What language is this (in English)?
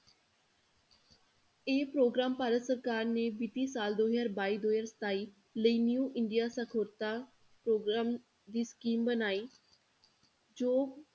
Punjabi